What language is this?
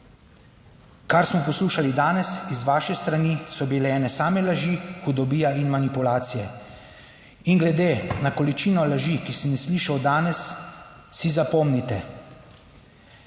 Slovenian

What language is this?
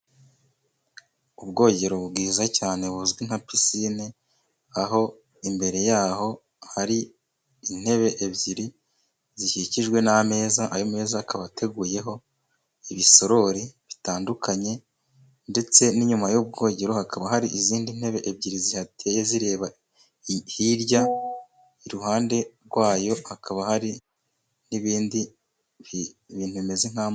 Kinyarwanda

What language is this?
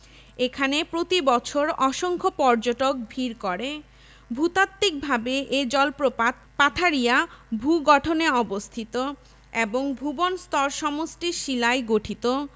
Bangla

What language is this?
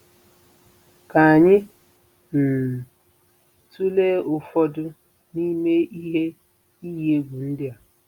Igbo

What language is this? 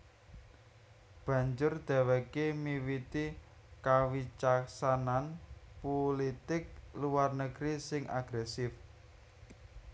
Javanese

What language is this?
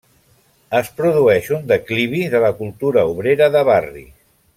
Catalan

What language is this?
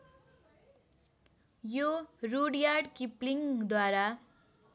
Nepali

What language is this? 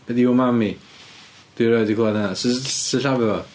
Welsh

